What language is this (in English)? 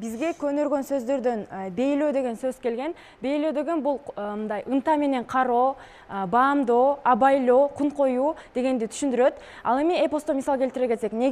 Turkish